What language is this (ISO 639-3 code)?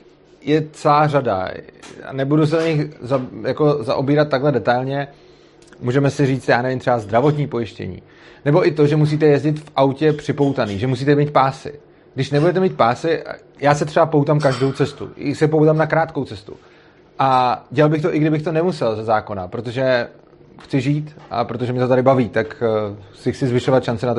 ces